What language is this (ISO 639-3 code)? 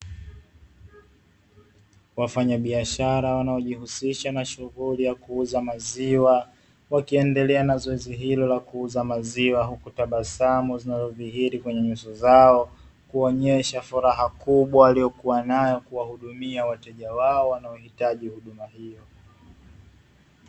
swa